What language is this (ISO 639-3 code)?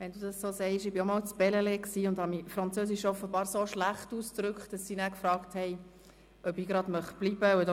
gsw